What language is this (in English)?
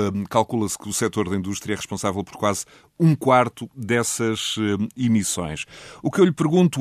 Portuguese